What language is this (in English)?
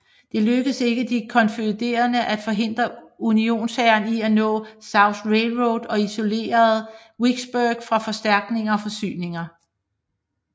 Danish